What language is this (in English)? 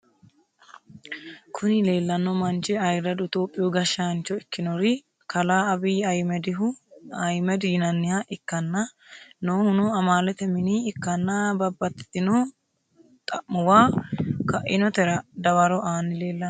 Sidamo